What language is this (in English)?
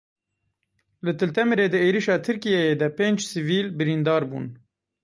Kurdish